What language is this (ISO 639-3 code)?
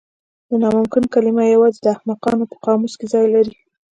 pus